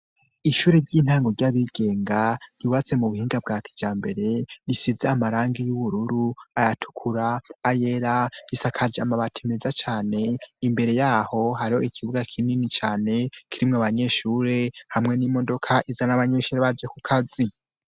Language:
Rundi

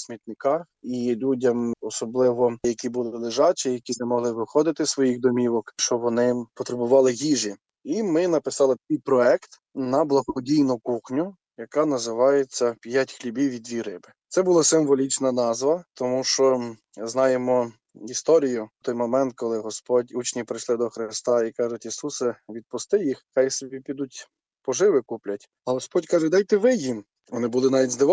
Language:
Ukrainian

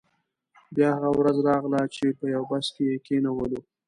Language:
Pashto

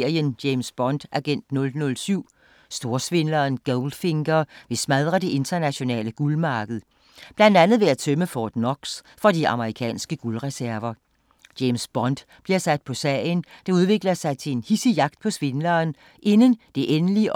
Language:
Danish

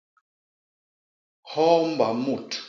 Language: Basaa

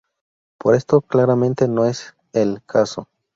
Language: Spanish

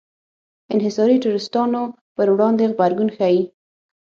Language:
Pashto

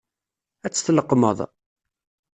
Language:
Kabyle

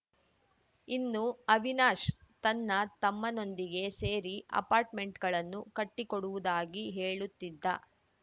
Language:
Kannada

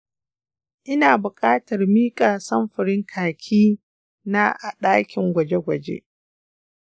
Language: Hausa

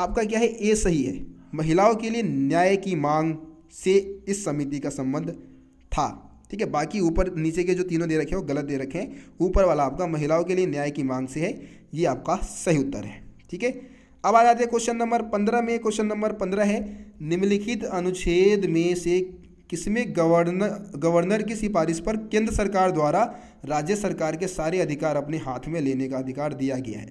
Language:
Hindi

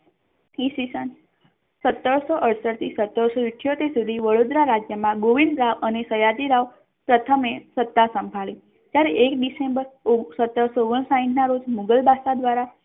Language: Gujarati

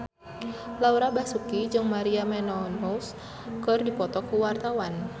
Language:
Sundanese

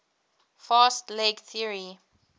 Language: English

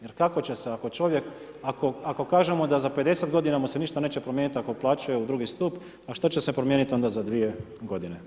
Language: Croatian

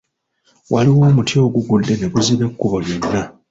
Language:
Ganda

